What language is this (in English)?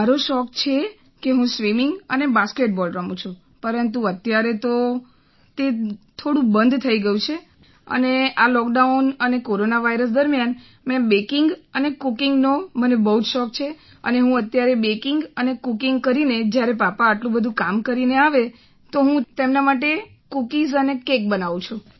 Gujarati